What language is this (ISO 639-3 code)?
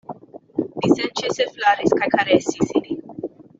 epo